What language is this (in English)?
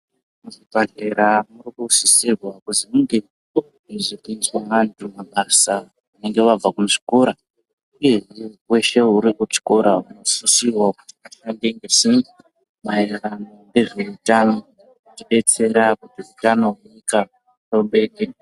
Ndau